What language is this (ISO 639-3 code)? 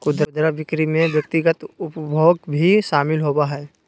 mag